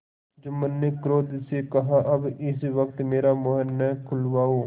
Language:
Hindi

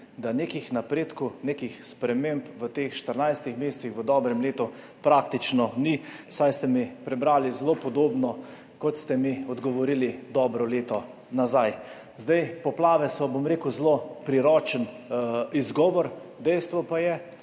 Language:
Slovenian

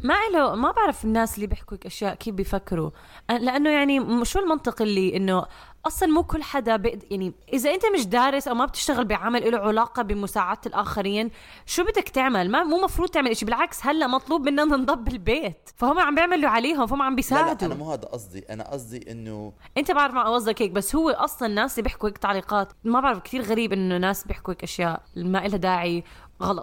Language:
Arabic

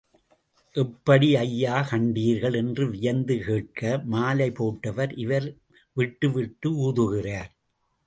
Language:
Tamil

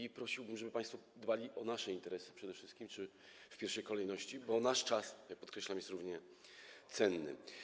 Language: Polish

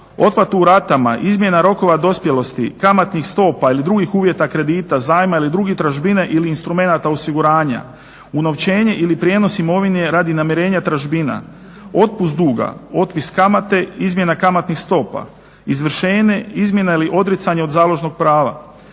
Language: Croatian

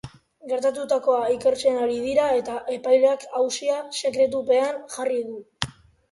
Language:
Basque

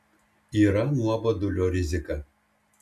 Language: Lithuanian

